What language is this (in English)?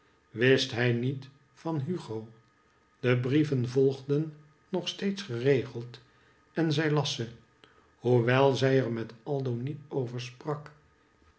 Dutch